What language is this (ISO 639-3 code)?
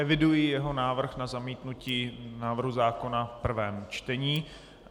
ces